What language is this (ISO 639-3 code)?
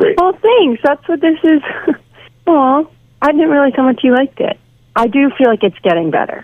eng